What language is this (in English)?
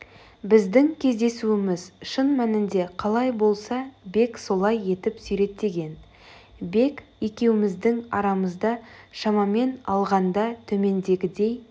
Kazakh